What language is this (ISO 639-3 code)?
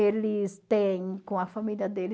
por